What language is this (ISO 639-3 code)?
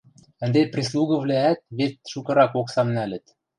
mrj